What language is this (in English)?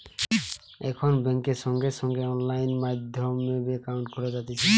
Bangla